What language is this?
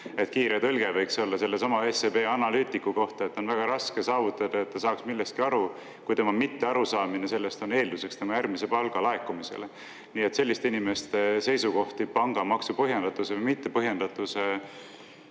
Estonian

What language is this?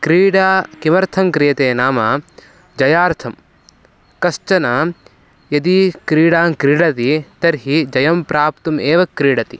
Sanskrit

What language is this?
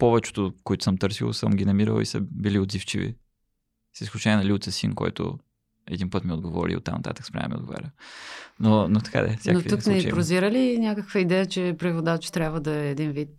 Bulgarian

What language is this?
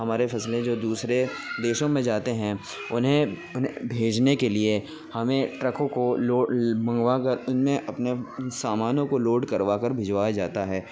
Urdu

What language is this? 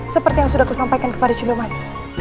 Indonesian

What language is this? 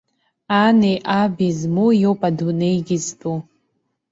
Abkhazian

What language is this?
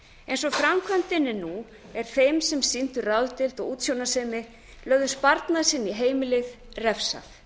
Icelandic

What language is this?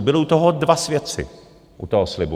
Czech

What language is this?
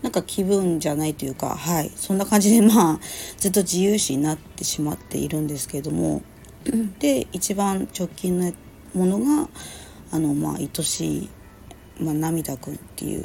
Japanese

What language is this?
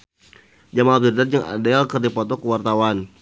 Sundanese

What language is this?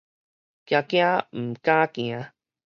Min Nan Chinese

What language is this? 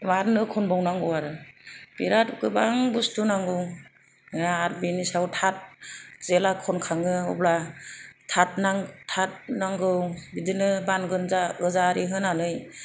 Bodo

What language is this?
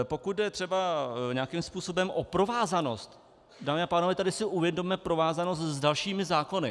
Czech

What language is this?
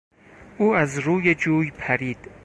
Persian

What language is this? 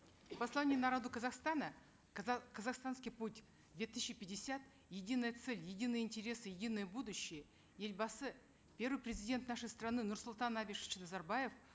Kazakh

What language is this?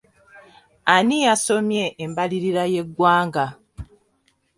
Ganda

